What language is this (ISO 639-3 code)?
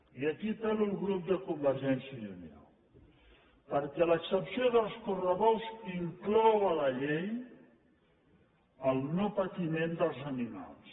cat